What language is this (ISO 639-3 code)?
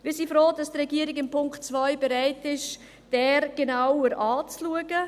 gsw